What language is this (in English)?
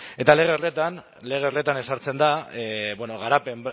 Basque